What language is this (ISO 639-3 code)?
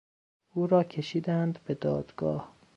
fas